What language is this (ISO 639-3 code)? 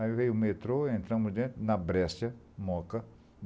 por